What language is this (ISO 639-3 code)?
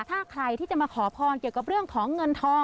tha